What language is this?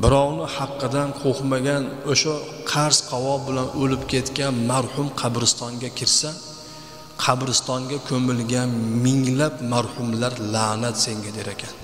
Turkish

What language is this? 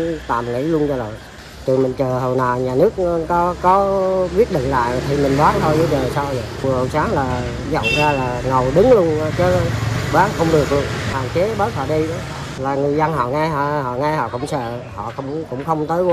Vietnamese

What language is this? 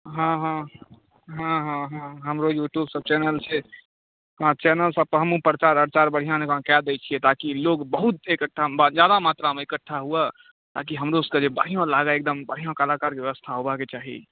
Maithili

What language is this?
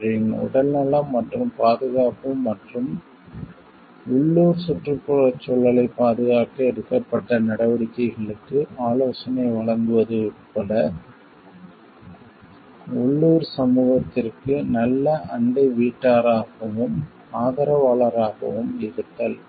Tamil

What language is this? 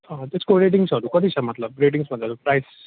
Nepali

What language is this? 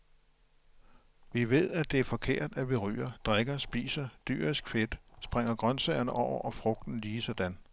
Danish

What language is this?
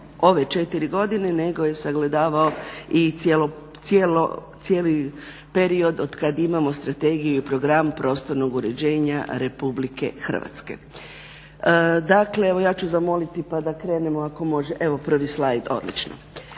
Croatian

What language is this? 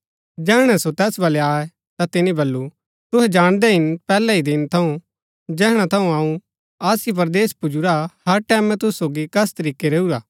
Gaddi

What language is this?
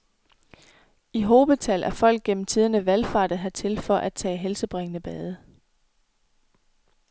Danish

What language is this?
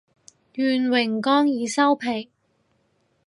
Cantonese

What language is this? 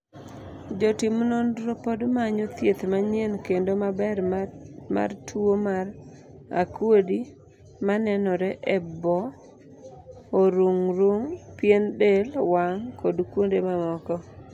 Luo (Kenya and Tanzania)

